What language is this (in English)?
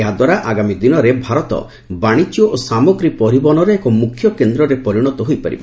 Odia